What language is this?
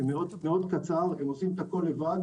Hebrew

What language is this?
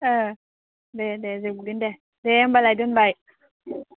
Bodo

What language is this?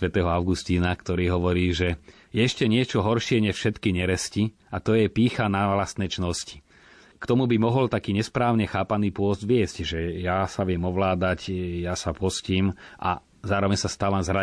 Slovak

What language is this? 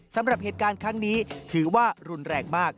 Thai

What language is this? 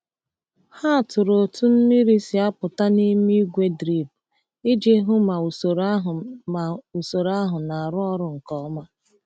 Igbo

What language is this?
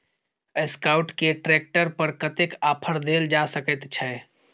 Maithili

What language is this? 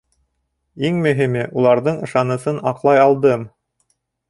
Bashkir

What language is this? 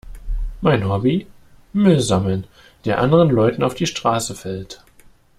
German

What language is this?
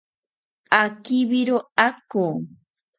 South Ucayali Ashéninka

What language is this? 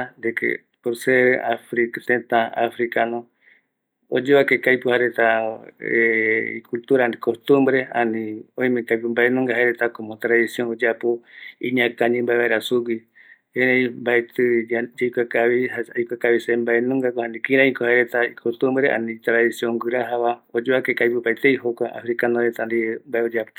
Eastern Bolivian Guaraní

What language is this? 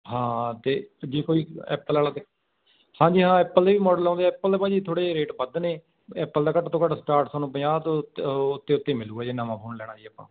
Punjabi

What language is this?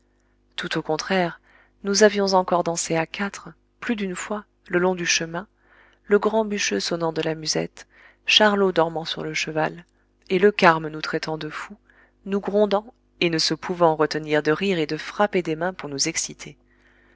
French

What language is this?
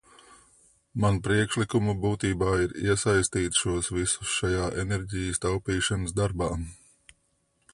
Latvian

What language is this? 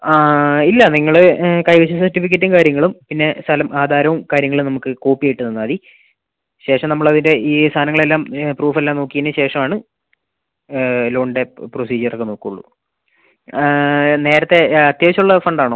Malayalam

